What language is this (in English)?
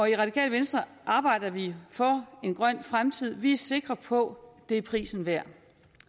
Danish